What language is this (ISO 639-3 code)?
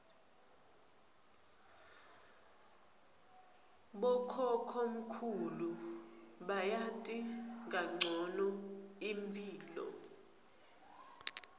ssw